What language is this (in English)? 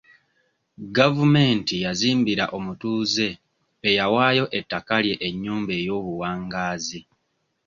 Ganda